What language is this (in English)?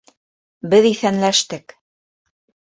Bashkir